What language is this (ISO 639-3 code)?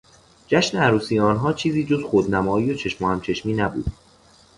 fas